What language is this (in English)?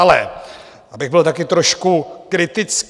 Czech